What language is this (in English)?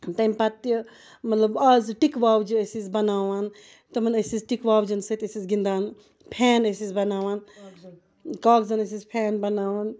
Kashmiri